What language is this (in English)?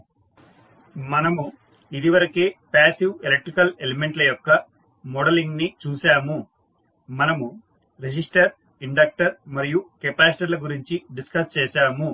Telugu